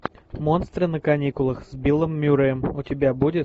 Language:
Russian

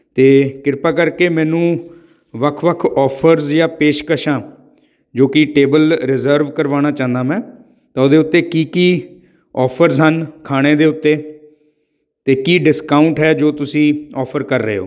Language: Punjabi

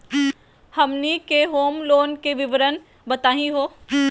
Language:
Magahi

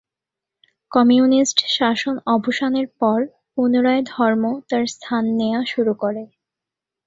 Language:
Bangla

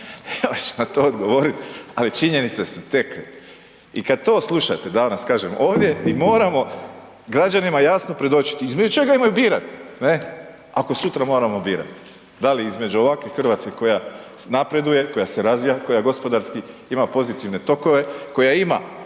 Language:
Croatian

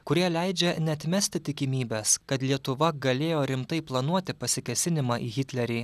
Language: Lithuanian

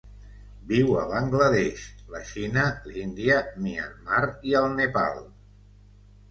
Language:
Catalan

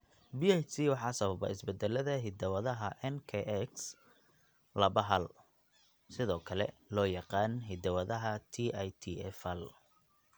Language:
Somali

